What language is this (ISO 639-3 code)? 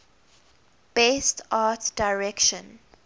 eng